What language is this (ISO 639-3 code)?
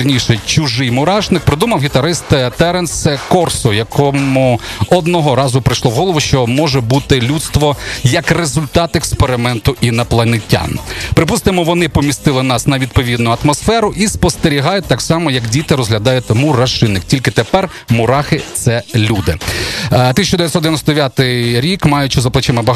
ukr